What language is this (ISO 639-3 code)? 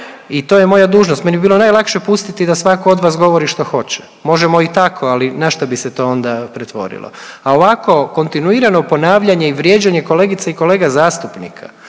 hrv